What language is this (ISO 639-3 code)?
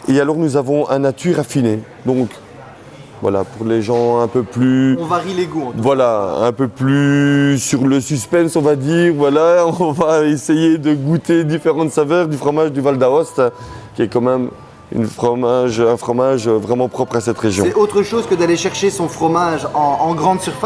fra